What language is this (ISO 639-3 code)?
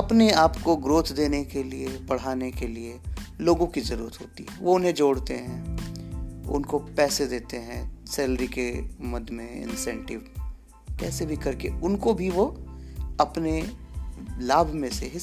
hin